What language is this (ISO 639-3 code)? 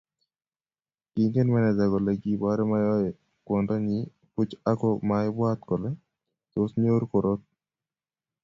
kln